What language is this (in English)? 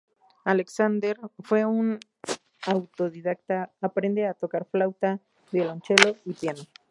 Spanish